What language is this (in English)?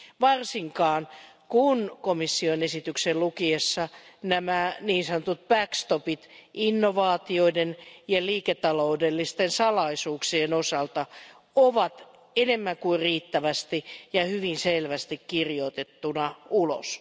Finnish